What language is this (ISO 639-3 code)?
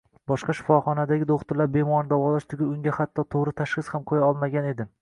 uzb